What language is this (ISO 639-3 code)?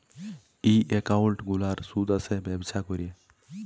ben